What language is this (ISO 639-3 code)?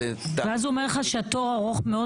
heb